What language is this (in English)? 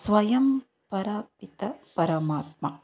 Kannada